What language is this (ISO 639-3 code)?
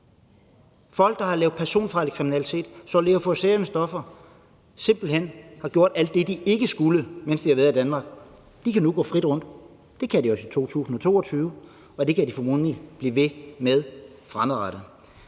dan